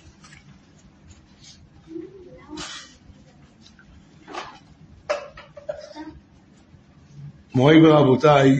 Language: Hebrew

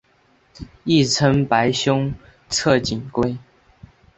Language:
Chinese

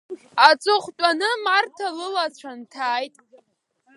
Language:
Abkhazian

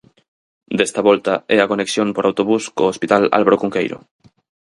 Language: Galician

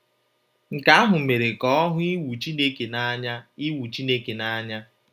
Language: Igbo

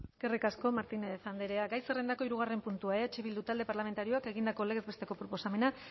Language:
Basque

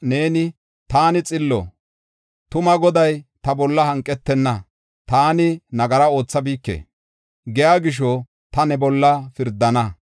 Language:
Gofa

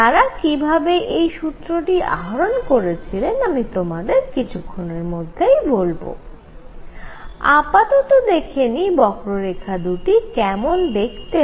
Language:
Bangla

